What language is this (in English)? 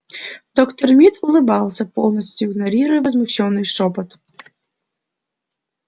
Russian